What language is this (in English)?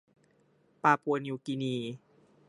Thai